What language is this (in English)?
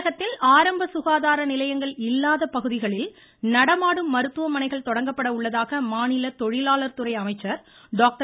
Tamil